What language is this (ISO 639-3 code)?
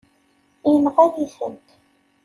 kab